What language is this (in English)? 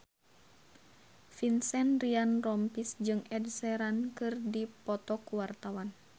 Sundanese